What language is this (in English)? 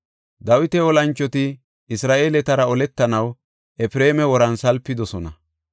Gofa